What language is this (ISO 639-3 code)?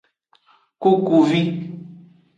ajg